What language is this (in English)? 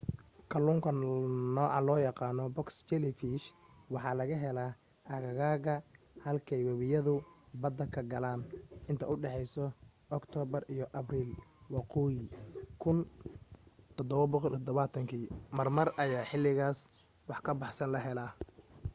Somali